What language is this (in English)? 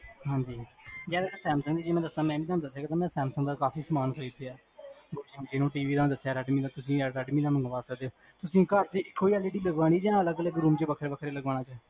Punjabi